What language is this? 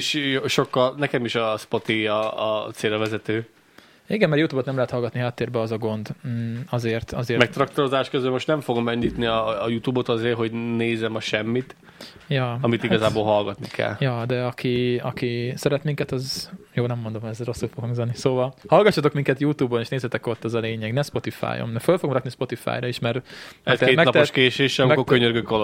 Hungarian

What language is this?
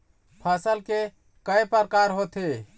Chhattisgarhi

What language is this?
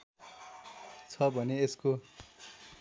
Nepali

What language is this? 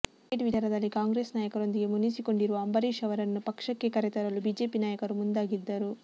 Kannada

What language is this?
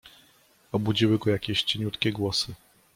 Polish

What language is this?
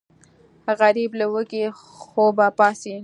Pashto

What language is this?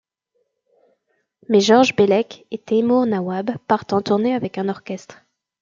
French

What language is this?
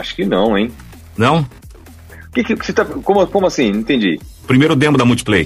Portuguese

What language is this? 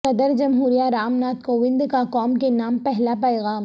Urdu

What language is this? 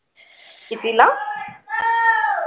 Marathi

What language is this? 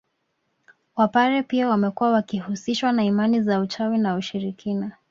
Swahili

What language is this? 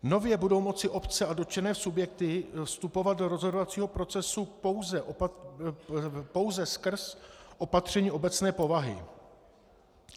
Czech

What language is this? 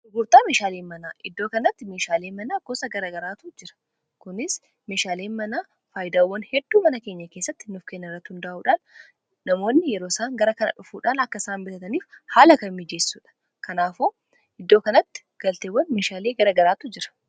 Oromo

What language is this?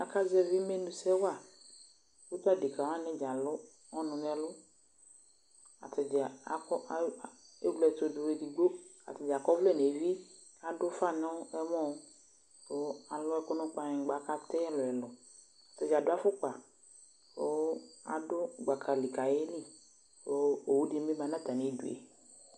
Ikposo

